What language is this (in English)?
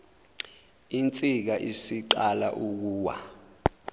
Zulu